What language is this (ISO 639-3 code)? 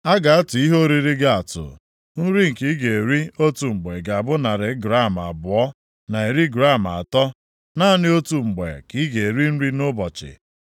ibo